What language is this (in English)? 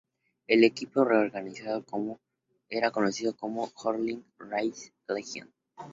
Spanish